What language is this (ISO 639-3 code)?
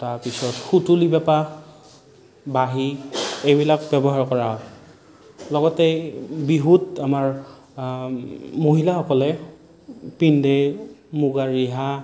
asm